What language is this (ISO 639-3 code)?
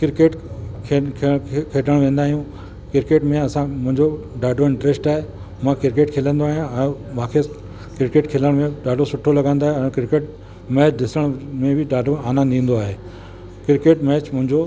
snd